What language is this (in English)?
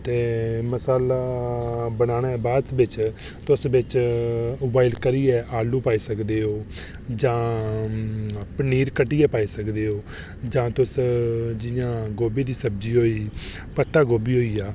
Dogri